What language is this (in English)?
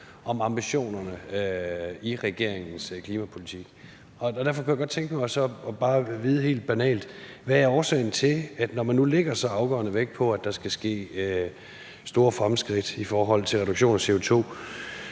Danish